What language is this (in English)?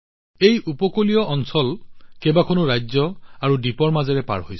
Assamese